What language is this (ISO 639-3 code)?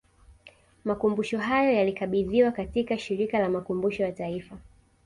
swa